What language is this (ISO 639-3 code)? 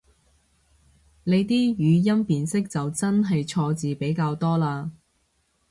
yue